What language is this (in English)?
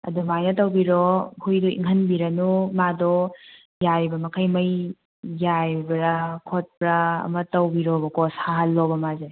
Manipuri